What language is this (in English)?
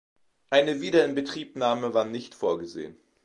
German